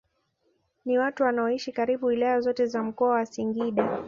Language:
Swahili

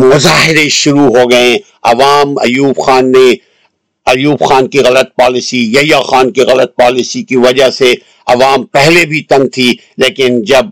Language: Urdu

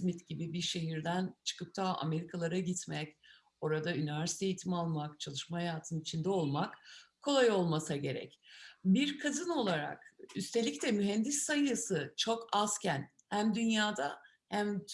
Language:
Turkish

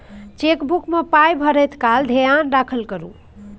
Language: Maithili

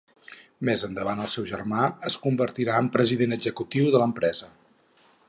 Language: Catalan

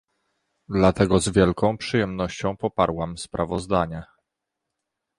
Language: Polish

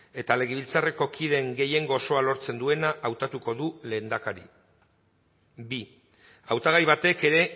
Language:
Basque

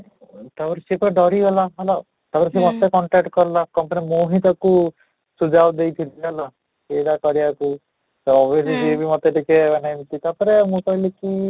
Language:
Odia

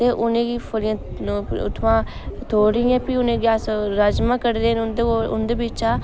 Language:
Dogri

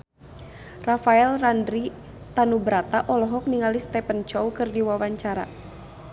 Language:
Sundanese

